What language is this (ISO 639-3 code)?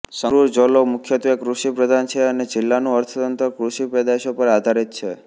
guj